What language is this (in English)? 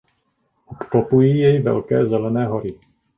Czech